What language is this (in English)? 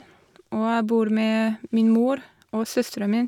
Norwegian